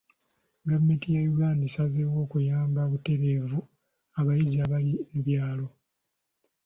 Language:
Ganda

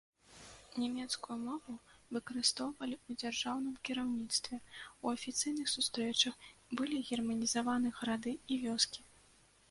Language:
Belarusian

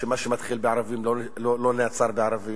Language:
Hebrew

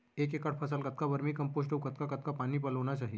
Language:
Chhattisgarhi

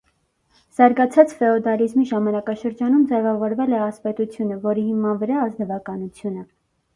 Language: Armenian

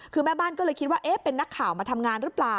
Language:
Thai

